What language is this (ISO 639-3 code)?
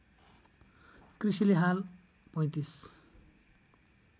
nep